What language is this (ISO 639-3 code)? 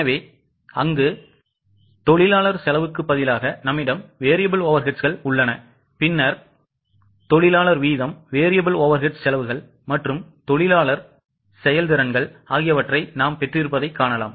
tam